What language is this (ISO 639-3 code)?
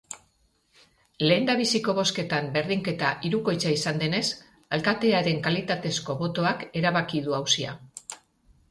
eus